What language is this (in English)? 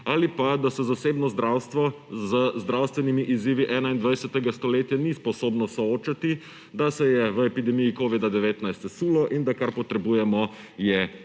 Slovenian